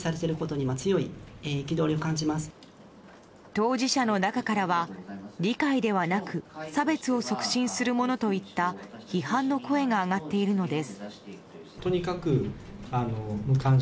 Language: Japanese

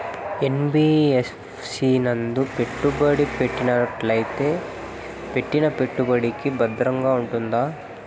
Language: Telugu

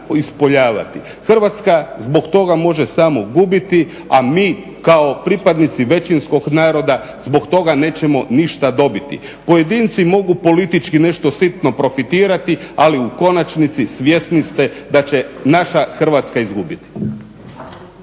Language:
Croatian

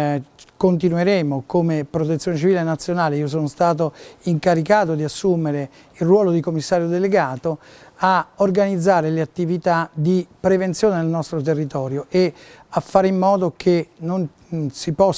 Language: Italian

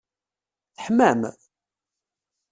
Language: Kabyle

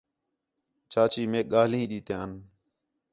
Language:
Khetrani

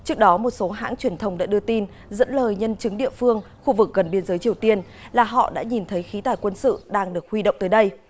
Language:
Vietnamese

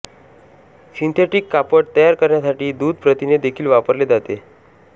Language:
Marathi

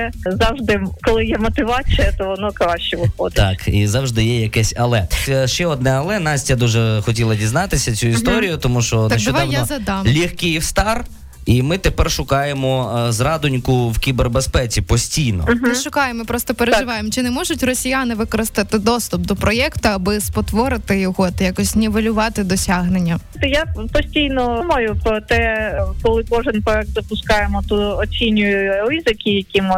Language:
Ukrainian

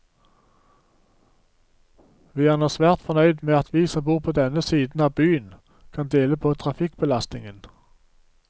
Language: Norwegian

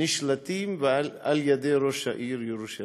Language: Hebrew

